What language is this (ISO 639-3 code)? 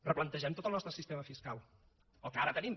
cat